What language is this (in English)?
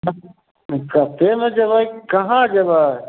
Maithili